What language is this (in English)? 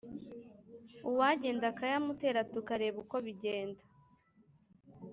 Kinyarwanda